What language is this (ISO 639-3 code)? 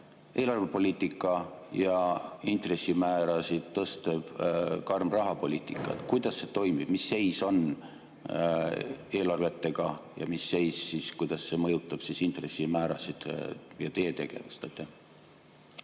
est